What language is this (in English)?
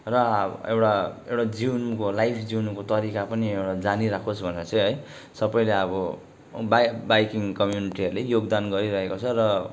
Nepali